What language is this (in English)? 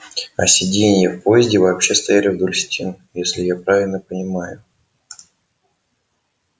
Russian